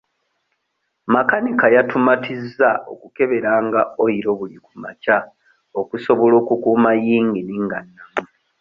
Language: Ganda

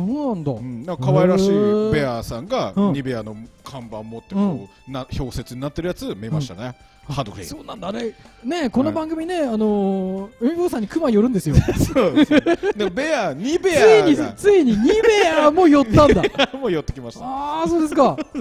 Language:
Japanese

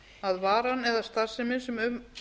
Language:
Icelandic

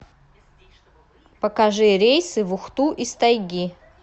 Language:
Russian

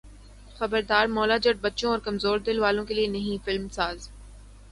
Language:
Urdu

